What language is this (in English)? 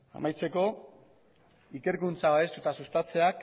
Basque